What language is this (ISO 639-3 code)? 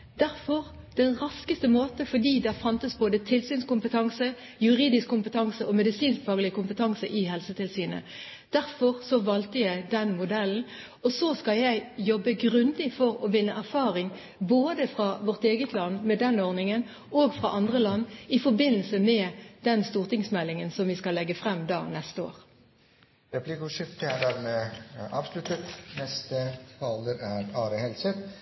nob